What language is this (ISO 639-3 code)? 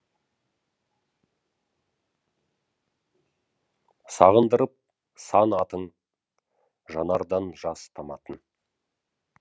kaz